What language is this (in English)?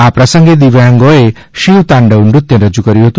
Gujarati